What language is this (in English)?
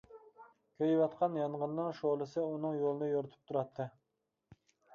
Uyghur